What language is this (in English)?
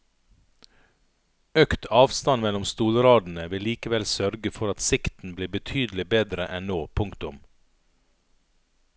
Norwegian